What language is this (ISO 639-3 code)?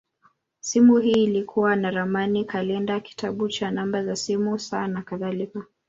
swa